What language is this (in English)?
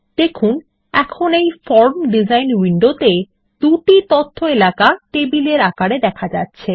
Bangla